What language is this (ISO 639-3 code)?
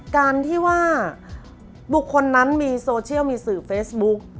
tha